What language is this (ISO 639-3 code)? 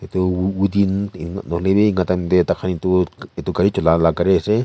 nag